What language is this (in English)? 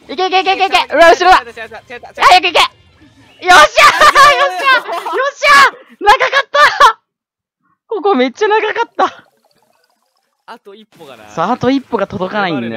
Japanese